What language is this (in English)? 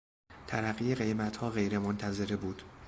Persian